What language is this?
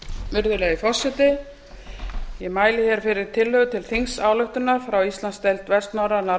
Icelandic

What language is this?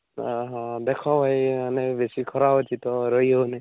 Odia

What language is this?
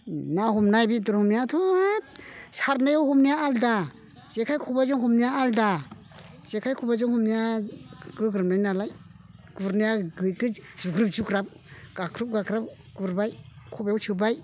Bodo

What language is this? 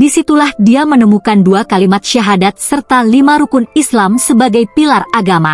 Indonesian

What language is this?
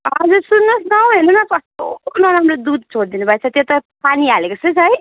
Nepali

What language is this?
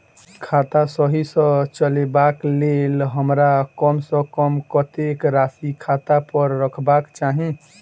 Maithili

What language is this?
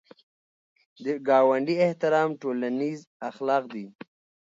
Pashto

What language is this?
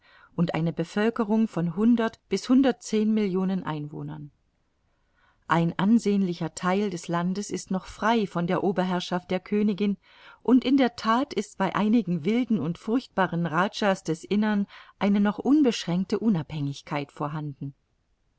German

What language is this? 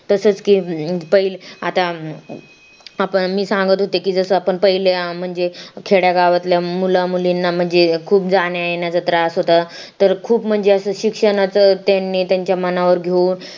Marathi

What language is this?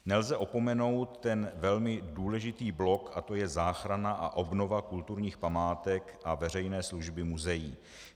Czech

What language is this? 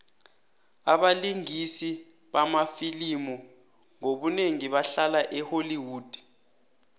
South Ndebele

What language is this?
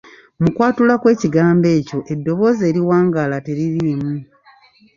Ganda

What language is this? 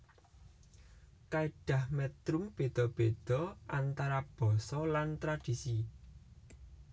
Javanese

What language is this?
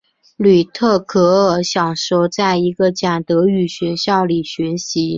Chinese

